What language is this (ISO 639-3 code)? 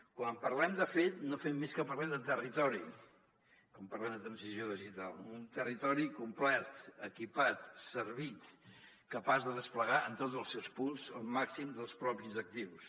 cat